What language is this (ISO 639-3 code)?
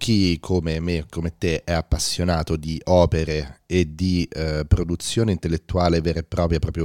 ita